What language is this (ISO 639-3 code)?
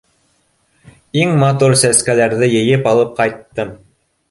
bak